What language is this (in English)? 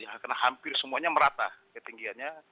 Indonesian